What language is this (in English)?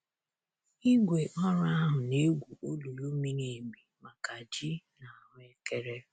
Igbo